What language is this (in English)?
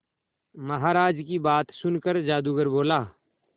Hindi